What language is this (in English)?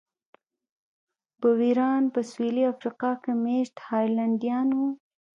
Pashto